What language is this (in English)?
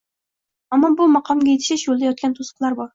Uzbek